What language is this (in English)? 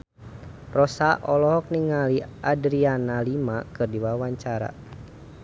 Sundanese